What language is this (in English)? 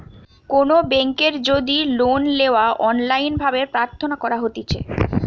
Bangla